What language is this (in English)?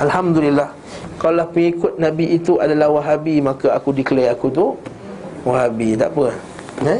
Malay